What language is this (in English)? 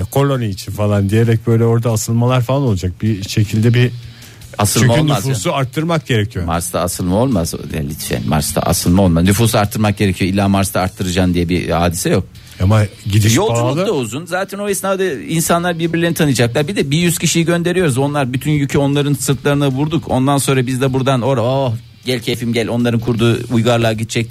Turkish